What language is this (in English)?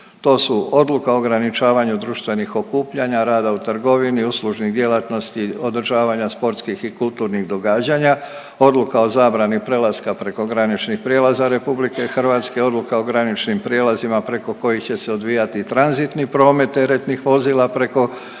Croatian